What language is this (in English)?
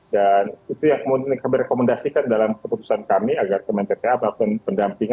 Indonesian